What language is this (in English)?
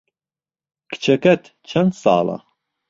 Central Kurdish